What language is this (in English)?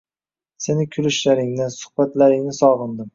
Uzbek